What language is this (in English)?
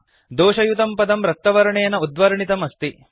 Sanskrit